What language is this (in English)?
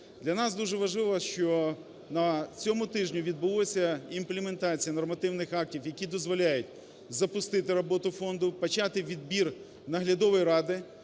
Ukrainian